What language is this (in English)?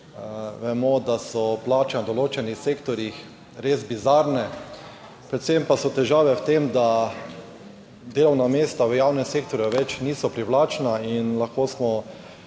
Slovenian